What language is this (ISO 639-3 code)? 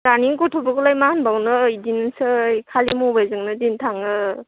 brx